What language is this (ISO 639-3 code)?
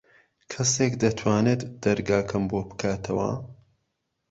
ckb